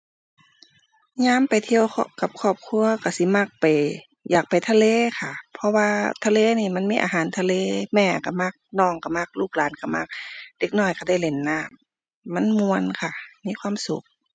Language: Thai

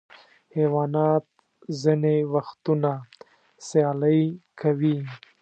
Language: Pashto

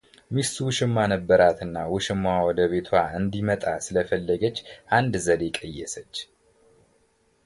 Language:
Amharic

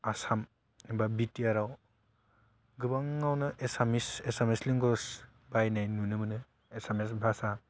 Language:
Bodo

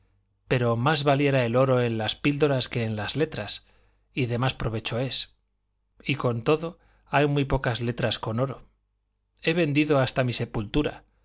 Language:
Spanish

